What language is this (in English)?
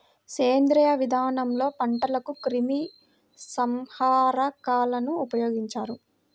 Telugu